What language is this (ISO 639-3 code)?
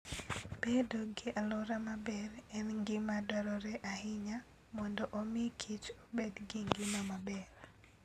luo